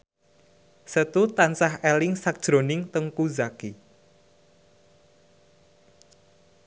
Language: Javanese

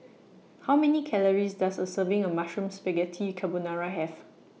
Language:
English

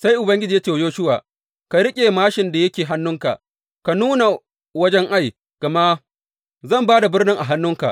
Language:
Hausa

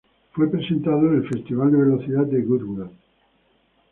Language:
Spanish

